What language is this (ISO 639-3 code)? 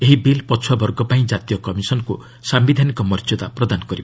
ori